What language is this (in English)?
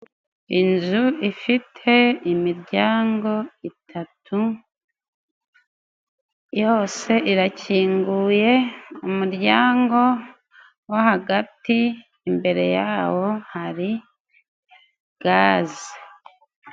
Kinyarwanda